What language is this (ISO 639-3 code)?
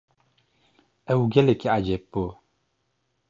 kur